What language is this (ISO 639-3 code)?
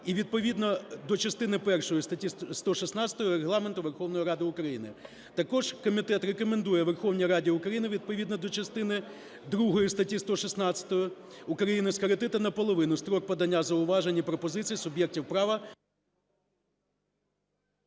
ukr